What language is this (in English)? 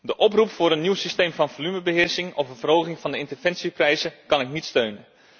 Dutch